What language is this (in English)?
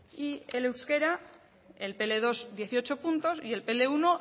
Spanish